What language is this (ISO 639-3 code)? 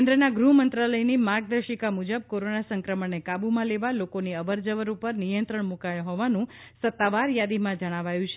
guj